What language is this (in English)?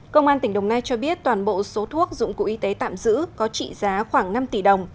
Vietnamese